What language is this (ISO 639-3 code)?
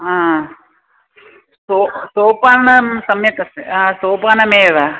san